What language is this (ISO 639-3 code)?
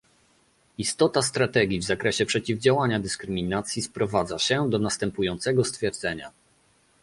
pol